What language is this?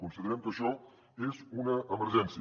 Catalan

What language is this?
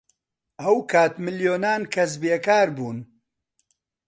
Central Kurdish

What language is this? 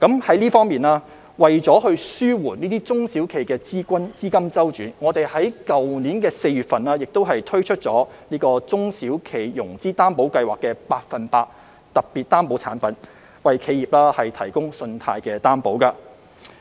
Cantonese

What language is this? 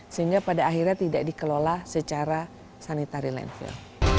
Indonesian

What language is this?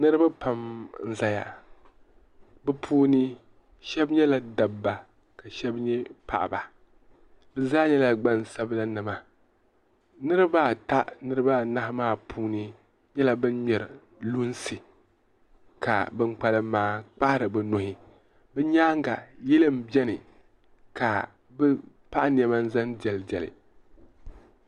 Dagbani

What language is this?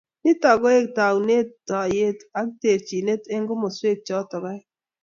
Kalenjin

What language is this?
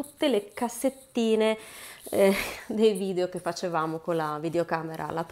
Italian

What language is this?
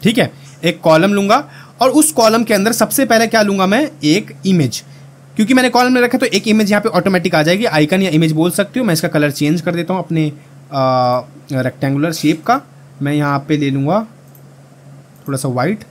Hindi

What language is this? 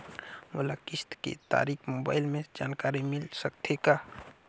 Chhattisgarhi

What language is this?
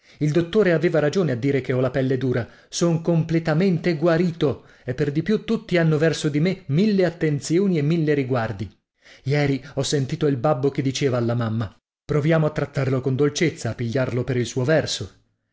Italian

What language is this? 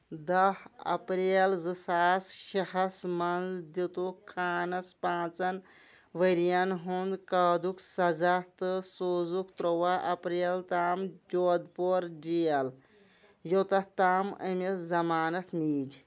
Kashmiri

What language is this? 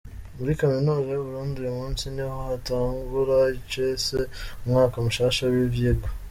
Kinyarwanda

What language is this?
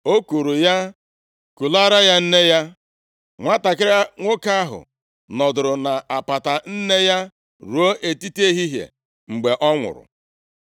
Igbo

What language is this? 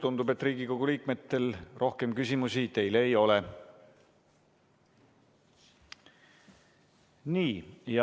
Estonian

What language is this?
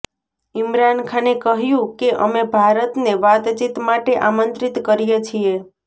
Gujarati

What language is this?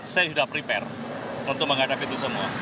Indonesian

